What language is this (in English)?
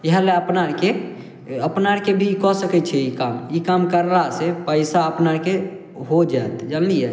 Maithili